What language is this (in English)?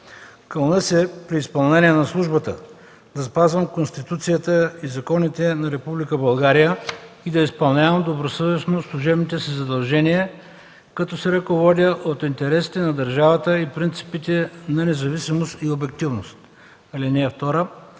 Bulgarian